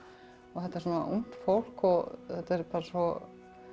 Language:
Icelandic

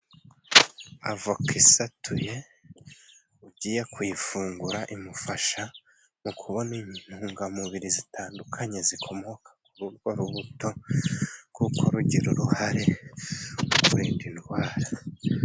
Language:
Kinyarwanda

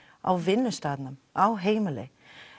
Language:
Icelandic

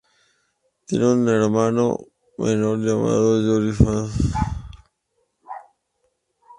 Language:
Spanish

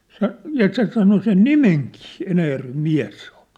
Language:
Finnish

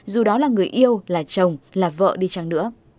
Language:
Vietnamese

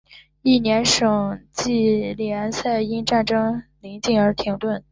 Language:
Chinese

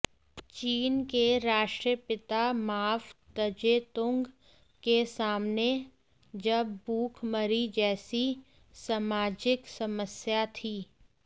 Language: Hindi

